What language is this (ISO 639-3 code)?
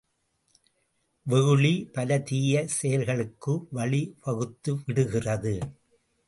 tam